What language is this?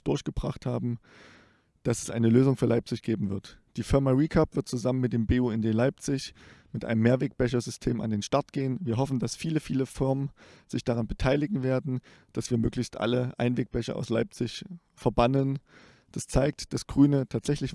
German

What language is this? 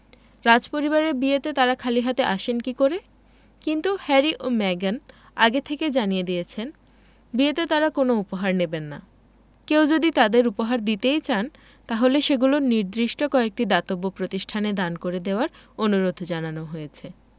Bangla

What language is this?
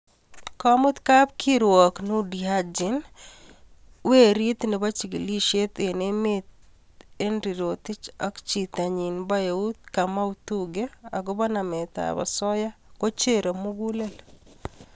Kalenjin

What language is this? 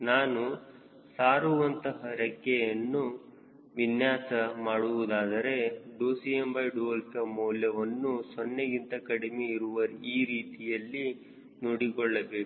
Kannada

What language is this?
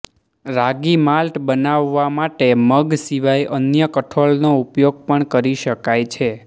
Gujarati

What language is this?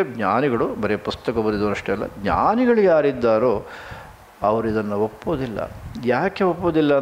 Kannada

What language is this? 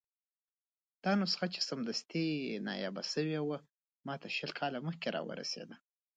Pashto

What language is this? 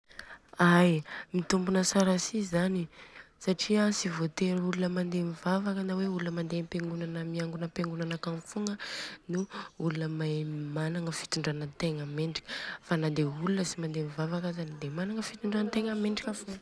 Southern Betsimisaraka Malagasy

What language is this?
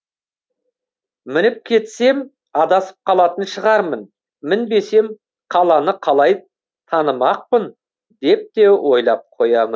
Kazakh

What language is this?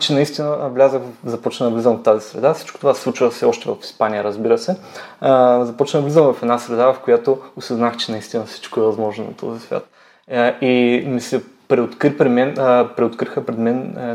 Bulgarian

